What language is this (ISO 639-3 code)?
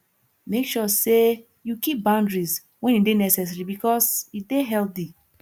pcm